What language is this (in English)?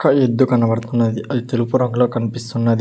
Telugu